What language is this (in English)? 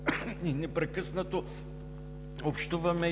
Bulgarian